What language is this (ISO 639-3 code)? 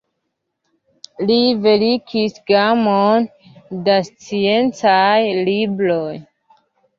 epo